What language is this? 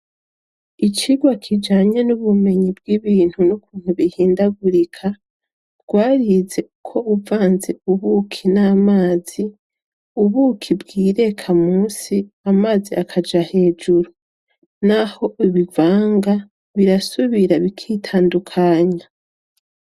Rundi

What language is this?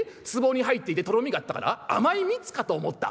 Japanese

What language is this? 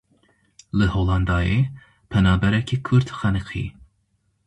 Kurdish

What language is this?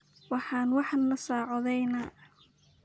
Somali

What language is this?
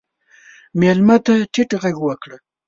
Pashto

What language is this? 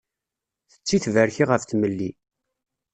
Kabyle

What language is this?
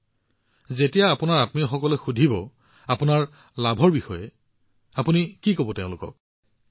Assamese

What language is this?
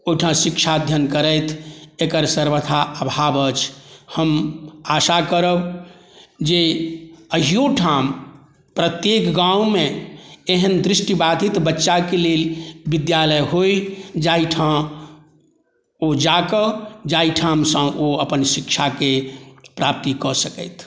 Maithili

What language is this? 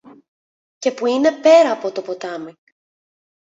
Greek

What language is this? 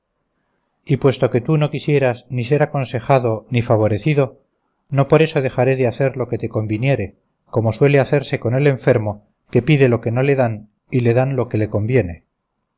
Spanish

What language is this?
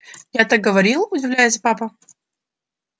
Russian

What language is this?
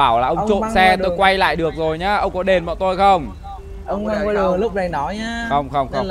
Vietnamese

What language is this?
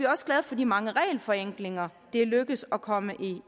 Danish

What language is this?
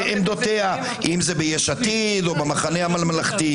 Hebrew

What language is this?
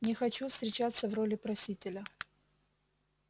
Russian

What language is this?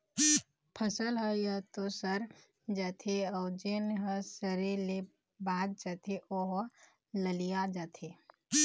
Chhattisgarhi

